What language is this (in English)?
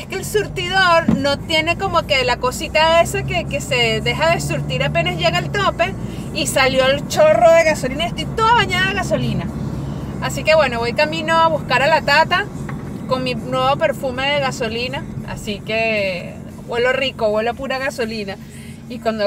Spanish